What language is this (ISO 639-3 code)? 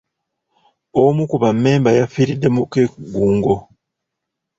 lug